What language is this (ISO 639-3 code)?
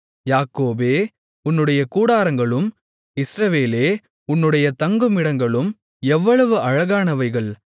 tam